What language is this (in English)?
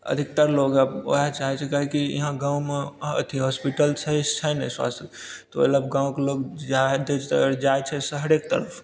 Maithili